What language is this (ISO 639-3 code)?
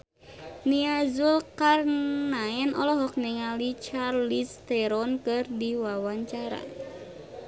sun